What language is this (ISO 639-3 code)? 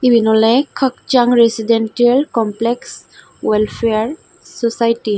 ccp